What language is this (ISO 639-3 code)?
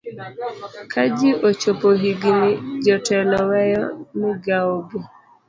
luo